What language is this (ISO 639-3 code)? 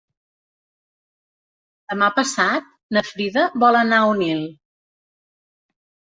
cat